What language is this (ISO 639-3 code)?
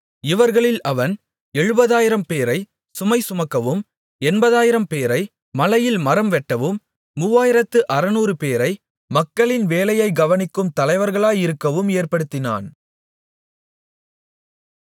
tam